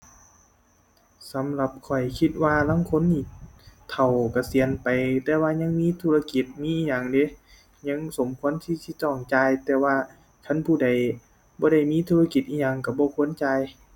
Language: Thai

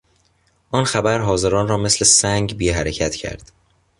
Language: Persian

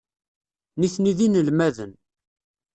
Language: Kabyle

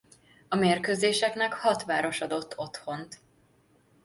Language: Hungarian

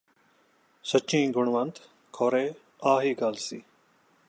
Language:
Punjabi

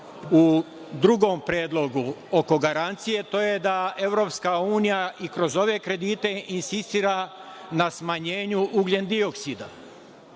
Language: Serbian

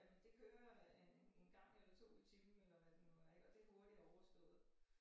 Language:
Danish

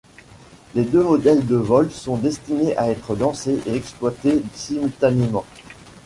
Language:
French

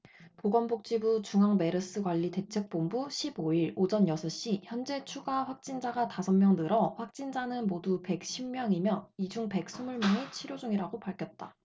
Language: Korean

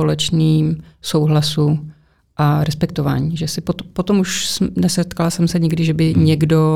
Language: Czech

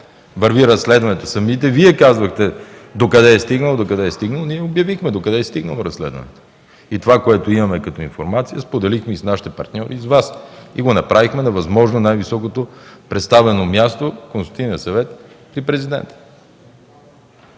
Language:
Bulgarian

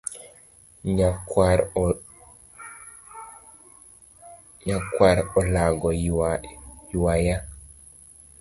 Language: Luo (Kenya and Tanzania)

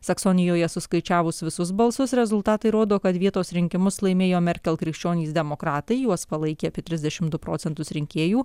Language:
Lithuanian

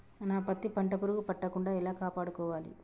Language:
Telugu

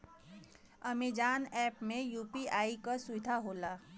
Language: Bhojpuri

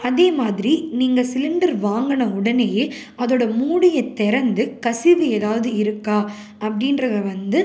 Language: Tamil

